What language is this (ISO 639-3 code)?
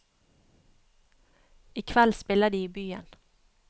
nor